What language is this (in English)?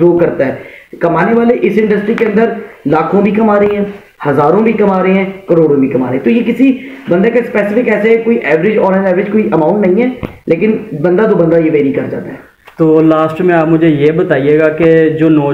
Hindi